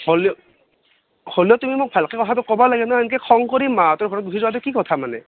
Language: Assamese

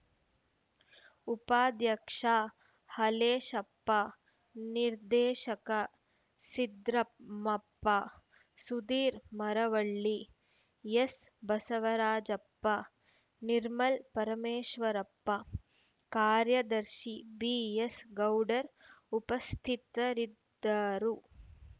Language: Kannada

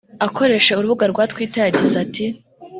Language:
Kinyarwanda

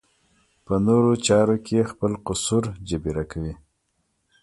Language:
Pashto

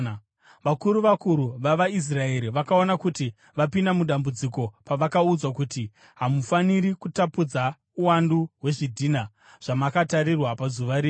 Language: Shona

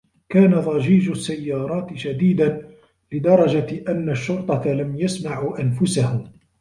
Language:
Arabic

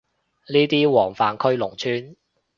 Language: Cantonese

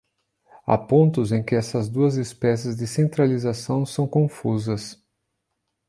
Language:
Portuguese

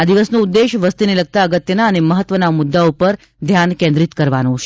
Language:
Gujarati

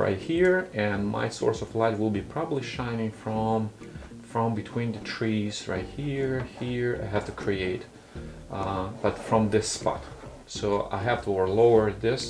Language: English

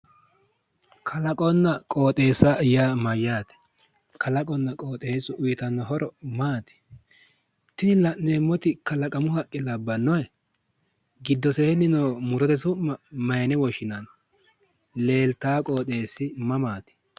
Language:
Sidamo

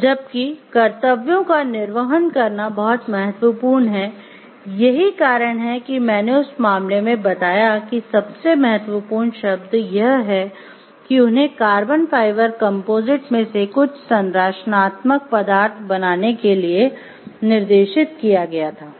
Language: Hindi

